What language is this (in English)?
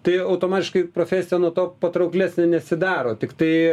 Lithuanian